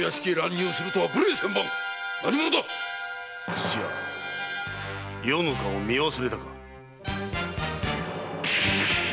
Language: Japanese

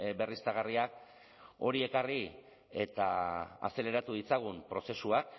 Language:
Basque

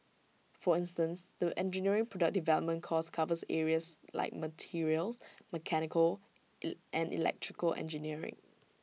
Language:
English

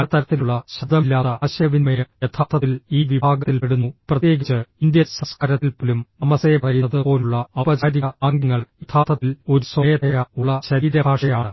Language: Malayalam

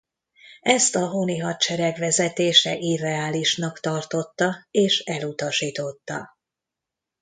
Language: Hungarian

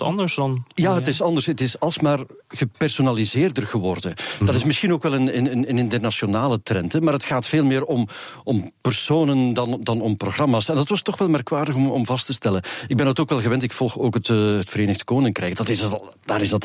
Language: Dutch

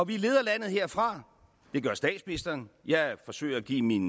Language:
Danish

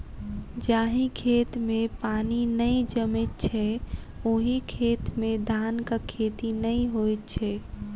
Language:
Maithili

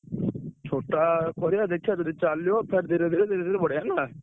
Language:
Odia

